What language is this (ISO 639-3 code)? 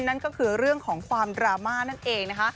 tha